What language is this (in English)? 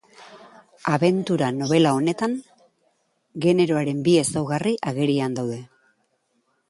Basque